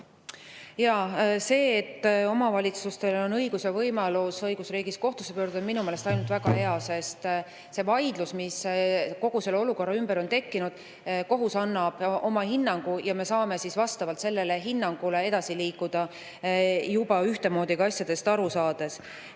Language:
Estonian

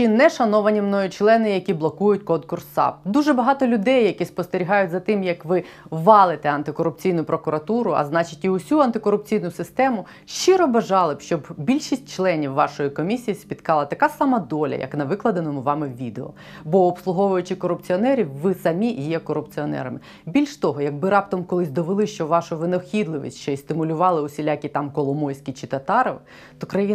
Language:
Ukrainian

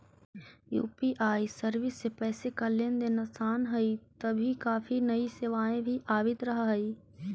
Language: Magahi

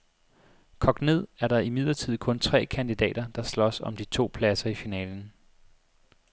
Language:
Danish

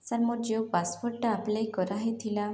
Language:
Odia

